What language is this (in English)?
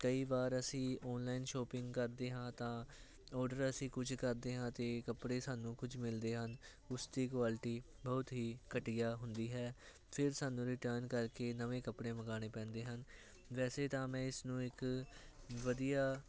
Punjabi